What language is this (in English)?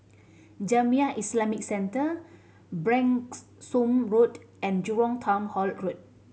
English